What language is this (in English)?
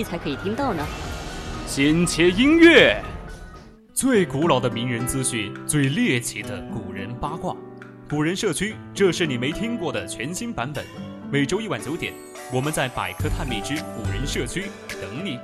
Chinese